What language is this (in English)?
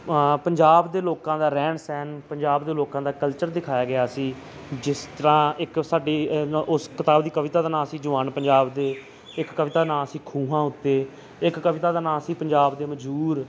Punjabi